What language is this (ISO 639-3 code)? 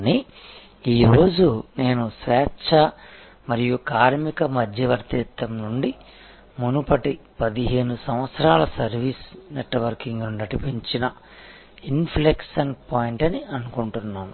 tel